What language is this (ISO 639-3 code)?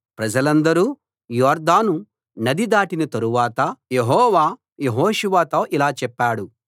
tel